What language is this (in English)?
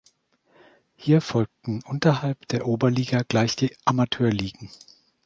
German